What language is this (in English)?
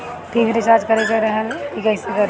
Bhojpuri